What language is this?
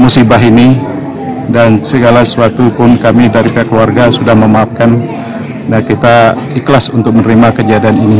Indonesian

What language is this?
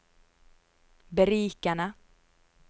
Norwegian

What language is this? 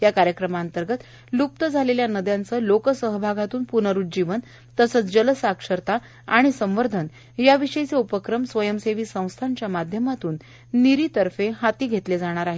Marathi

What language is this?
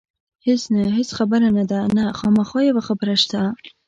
Pashto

